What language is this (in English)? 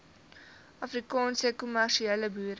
Afrikaans